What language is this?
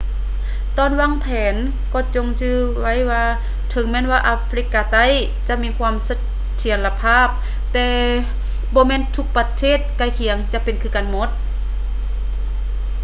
Lao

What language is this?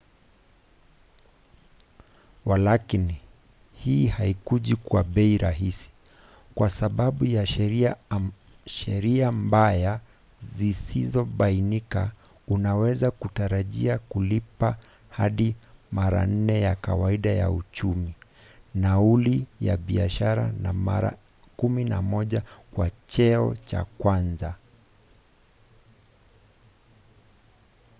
Swahili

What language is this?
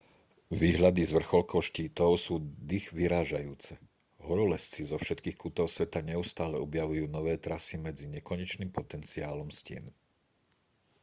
Slovak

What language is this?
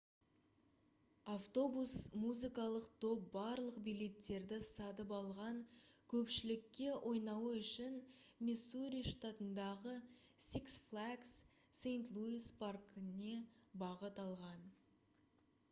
Kazakh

